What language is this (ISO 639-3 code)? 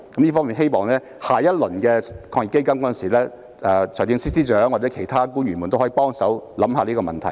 yue